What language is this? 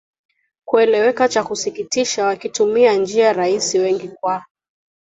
Swahili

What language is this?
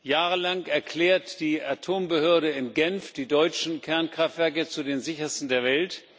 German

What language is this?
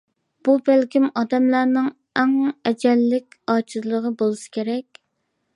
Uyghur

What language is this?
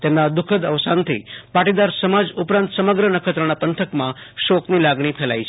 Gujarati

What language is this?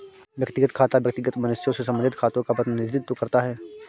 Hindi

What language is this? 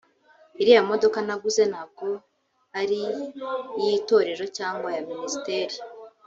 Kinyarwanda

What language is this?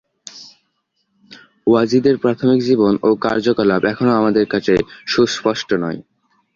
Bangla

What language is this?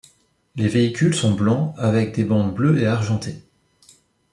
French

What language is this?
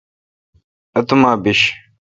Kalkoti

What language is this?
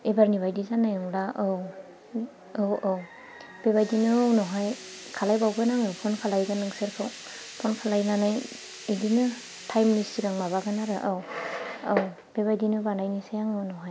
Bodo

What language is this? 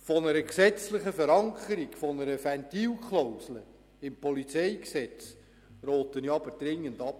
Swiss German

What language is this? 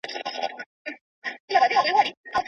Pashto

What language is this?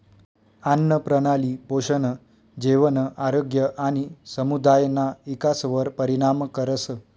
Marathi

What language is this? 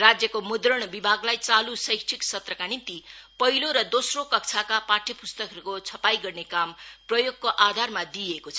Nepali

